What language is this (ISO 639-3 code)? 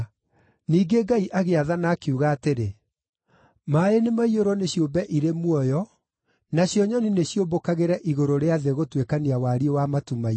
kik